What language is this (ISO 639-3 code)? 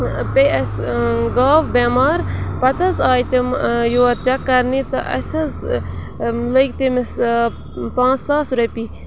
kas